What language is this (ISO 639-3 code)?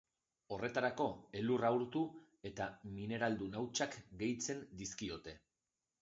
eus